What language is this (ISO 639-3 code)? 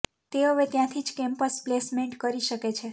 guj